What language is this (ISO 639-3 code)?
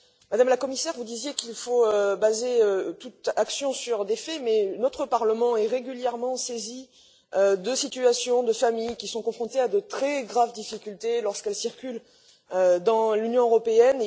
fra